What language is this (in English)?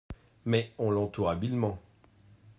French